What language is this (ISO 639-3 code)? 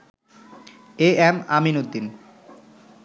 ben